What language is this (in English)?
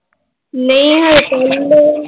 Punjabi